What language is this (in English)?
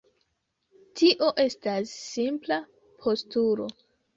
Esperanto